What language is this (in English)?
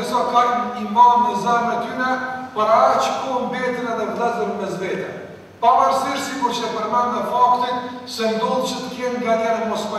Ukrainian